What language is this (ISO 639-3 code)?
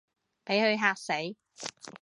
yue